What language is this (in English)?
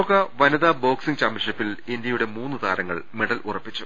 Malayalam